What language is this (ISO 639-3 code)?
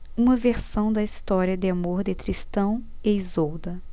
por